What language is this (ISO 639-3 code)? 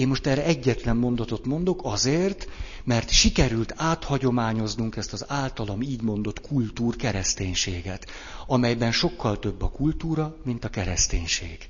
hun